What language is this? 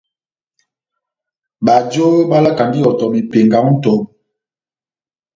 Batanga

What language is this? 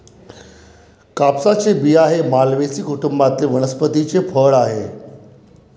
Marathi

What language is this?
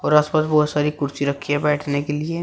Hindi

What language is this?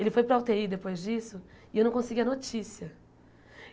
Portuguese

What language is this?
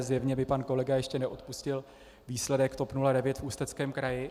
Czech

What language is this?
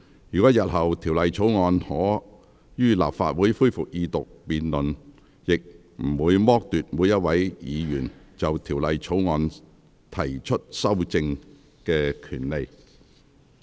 Cantonese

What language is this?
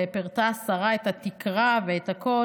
Hebrew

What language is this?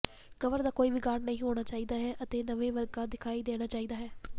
Punjabi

